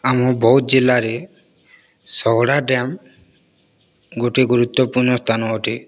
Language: Odia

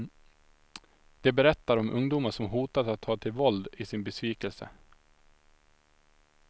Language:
Swedish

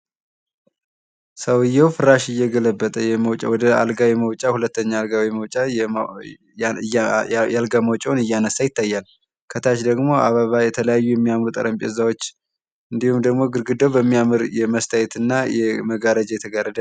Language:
Amharic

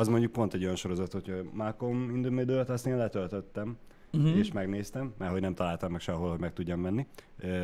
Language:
Hungarian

